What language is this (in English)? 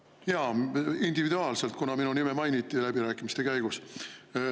Estonian